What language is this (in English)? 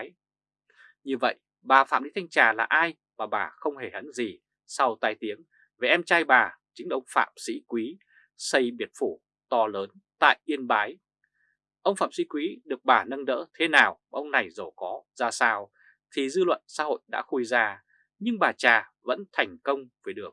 Vietnamese